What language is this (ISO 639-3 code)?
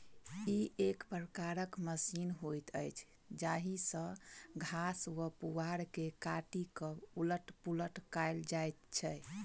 mai